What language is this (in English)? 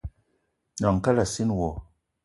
Eton (Cameroon)